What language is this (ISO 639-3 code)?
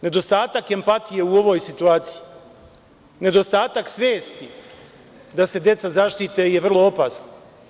srp